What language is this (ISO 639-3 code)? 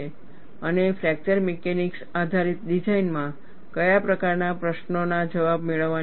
guj